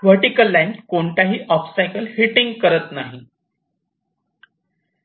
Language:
Marathi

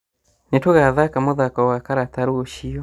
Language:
Kikuyu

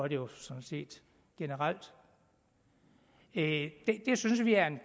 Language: Danish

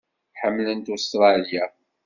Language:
Kabyle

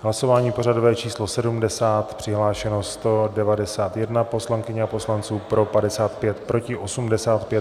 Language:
Czech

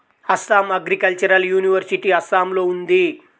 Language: Telugu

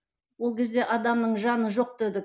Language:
Kazakh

